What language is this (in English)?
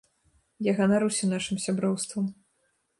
Belarusian